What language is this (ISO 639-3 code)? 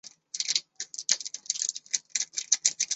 zho